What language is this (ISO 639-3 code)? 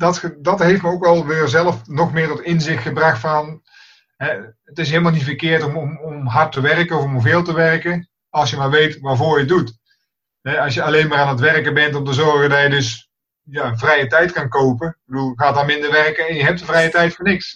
nld